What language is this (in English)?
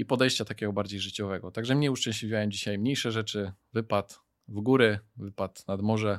Polish